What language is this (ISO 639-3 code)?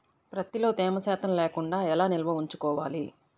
tel